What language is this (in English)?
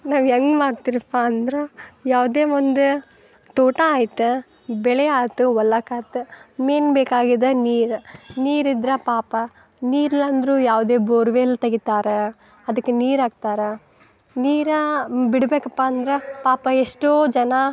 Kannada